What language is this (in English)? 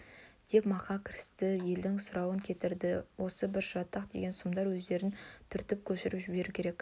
Kazakh